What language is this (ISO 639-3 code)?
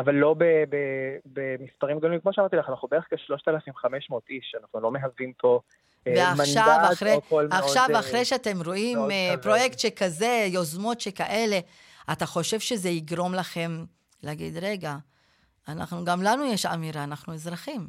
heb